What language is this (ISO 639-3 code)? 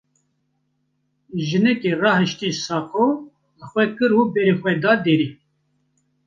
kur